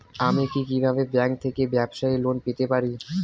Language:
Bangla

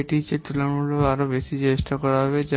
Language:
Bangla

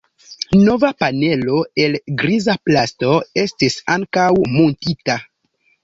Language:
Esperanto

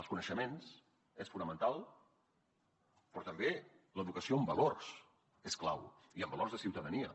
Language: Catalan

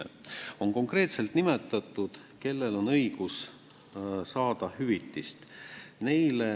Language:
Estonian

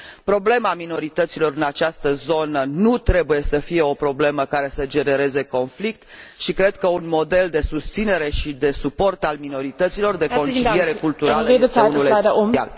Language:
Romanian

